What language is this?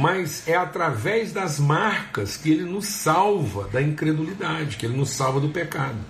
Portuguese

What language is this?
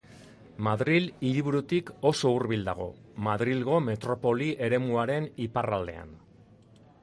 Basque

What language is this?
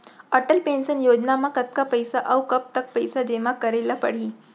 Chhattisgarhi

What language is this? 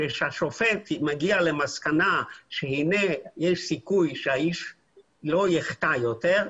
Hebrew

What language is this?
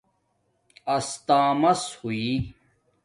Domaaki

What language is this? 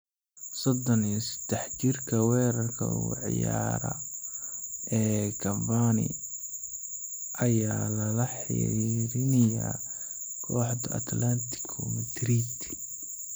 Somali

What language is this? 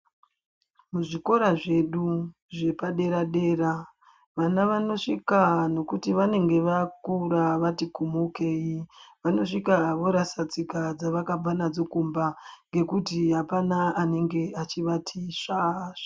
Ndau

